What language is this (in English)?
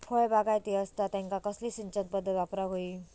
Marathi